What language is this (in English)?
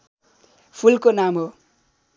Nepali